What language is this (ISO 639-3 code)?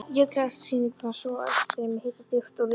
isl